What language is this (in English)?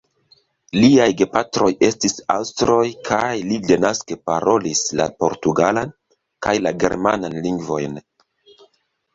Esperanto